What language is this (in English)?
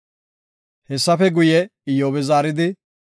Gofa